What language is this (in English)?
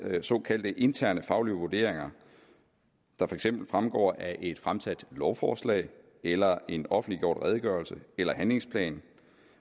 Danish